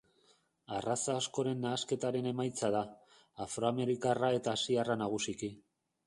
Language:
Basque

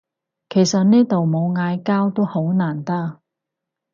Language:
Cantonese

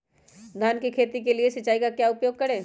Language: Magahi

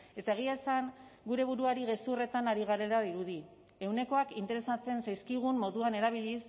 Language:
Basque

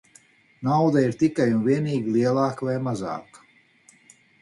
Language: Latvian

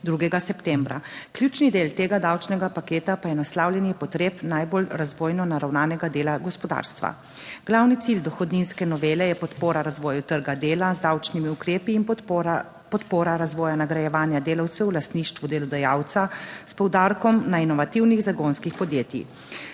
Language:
Slovenian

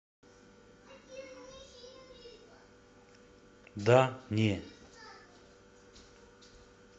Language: Russian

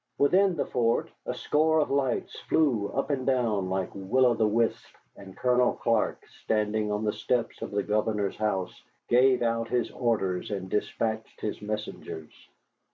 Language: English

